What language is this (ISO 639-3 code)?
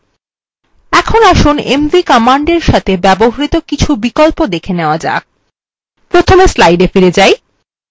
ben